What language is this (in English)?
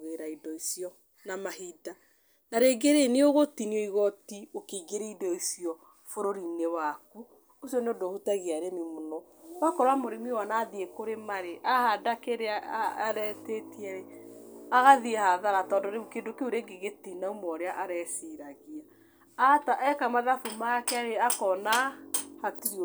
Kikuyu